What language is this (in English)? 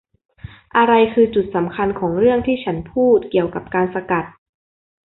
Thai